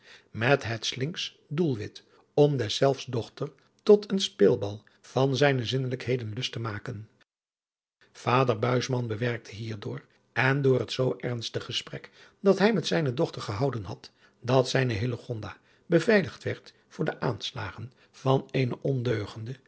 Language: Dutch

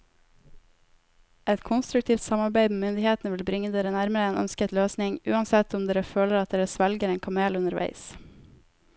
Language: Norwegian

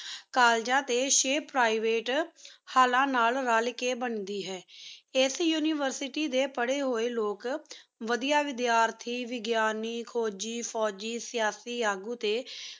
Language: Punjabi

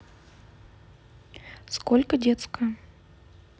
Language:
Russian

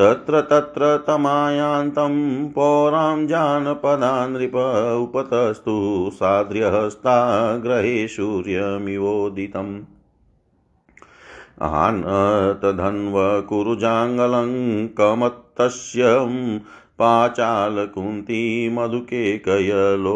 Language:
Hindi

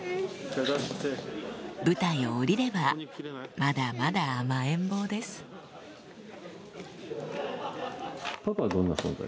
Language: Japanese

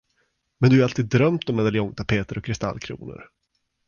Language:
Swedish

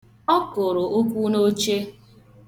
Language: Igbo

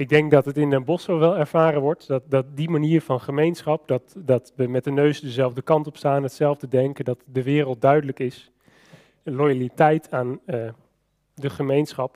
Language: Dutch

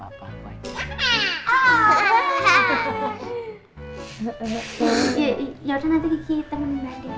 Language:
Indonesian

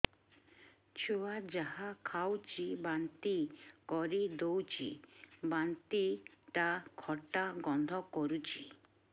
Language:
Odia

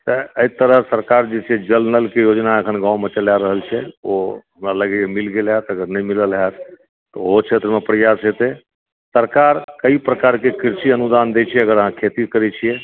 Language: Maithili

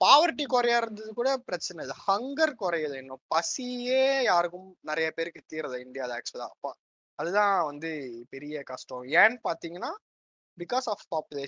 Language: Tamil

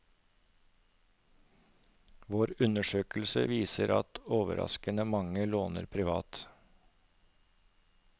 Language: Norwegian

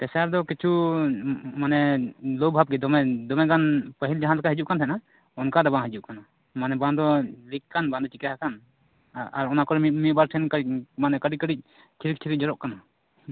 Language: Santali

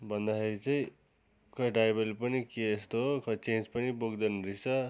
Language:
Nepali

